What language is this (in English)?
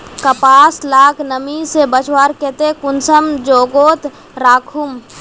Magahi